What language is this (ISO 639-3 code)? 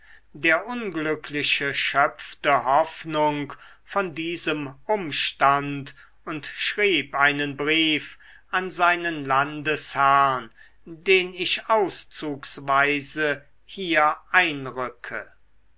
deu